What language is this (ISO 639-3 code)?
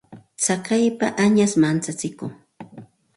qxt